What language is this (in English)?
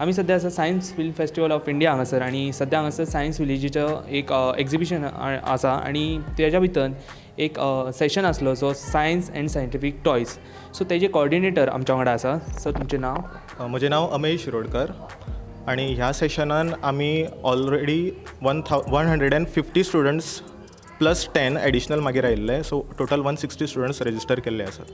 Marathi